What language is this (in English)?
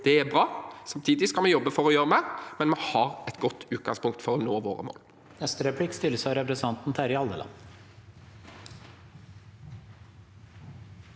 Norwegian